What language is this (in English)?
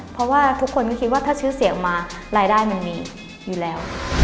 Thai